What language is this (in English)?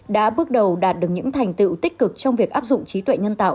Vietnamese